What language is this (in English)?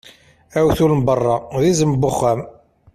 Kabyle